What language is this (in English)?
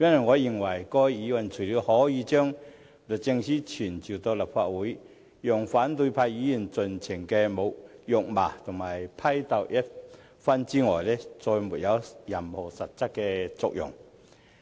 Cantonese